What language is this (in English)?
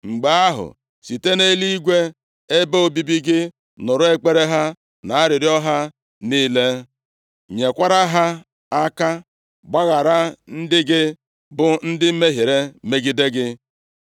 Igbo